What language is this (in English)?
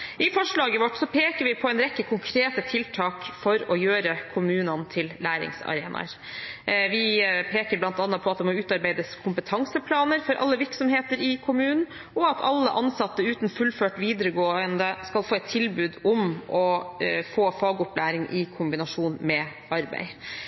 Norwegian Bokmål